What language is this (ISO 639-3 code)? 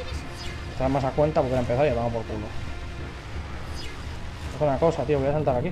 spa